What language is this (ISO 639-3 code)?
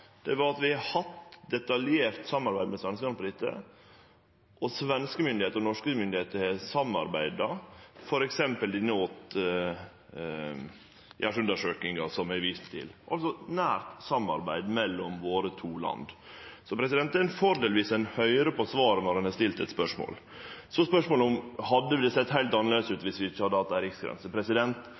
nno